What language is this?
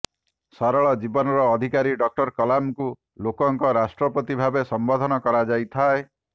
Odia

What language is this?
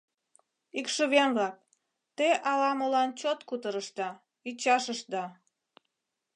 Mari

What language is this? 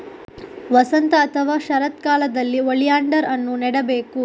Kannada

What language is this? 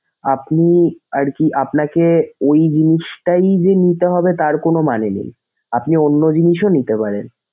Bangla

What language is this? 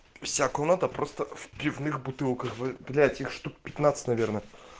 Russian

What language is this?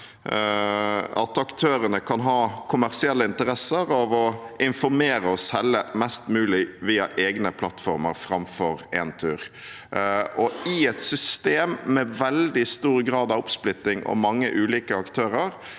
Norwegian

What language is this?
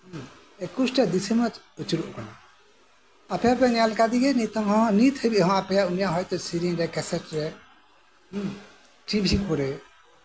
Santali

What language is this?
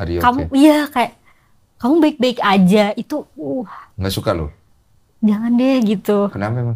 Indonesian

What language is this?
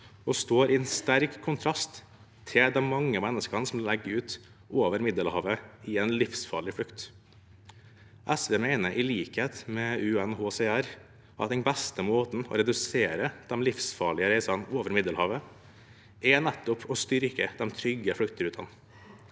Norwegian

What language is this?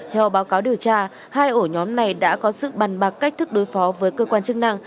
Vietnamese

